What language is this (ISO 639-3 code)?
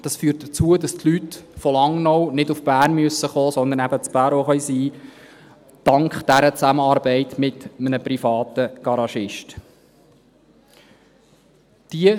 gsw